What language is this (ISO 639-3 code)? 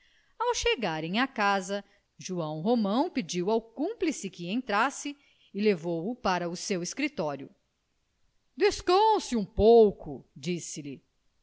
por